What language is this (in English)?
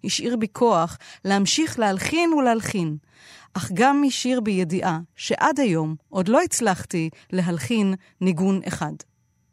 Hebrew